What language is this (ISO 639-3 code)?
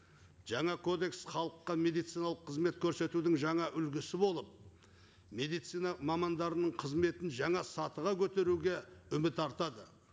kaz